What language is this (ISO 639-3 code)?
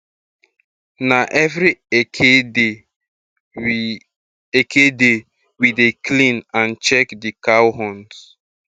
pcm